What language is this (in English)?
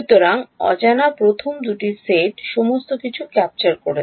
Bangla